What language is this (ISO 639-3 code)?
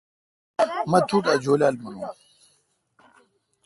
xka